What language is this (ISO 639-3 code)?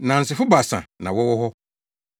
aka